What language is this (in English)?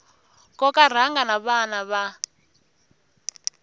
Tsonga